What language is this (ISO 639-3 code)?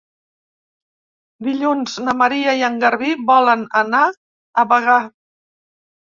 cat